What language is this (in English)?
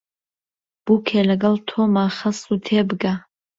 Central Kurdish